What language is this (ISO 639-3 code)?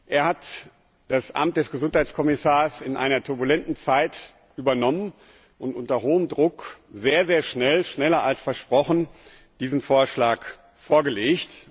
deu